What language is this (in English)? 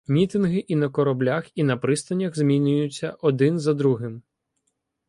Ukrainian